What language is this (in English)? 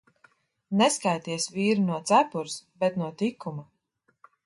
Latvian